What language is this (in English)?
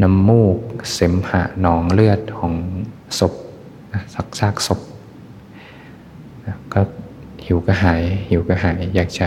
Thai